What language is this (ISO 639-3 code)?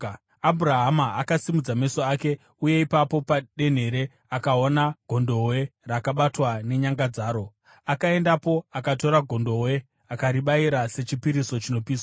sna